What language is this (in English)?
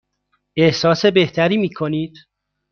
Persian